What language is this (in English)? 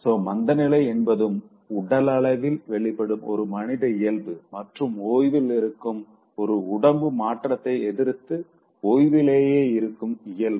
Tamil